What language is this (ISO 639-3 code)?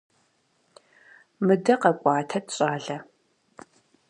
kbd